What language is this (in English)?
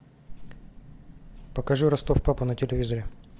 Russian